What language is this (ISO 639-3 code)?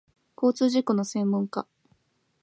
jpn